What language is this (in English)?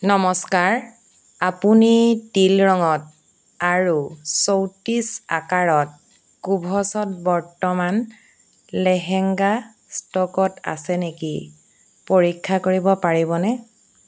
Assamese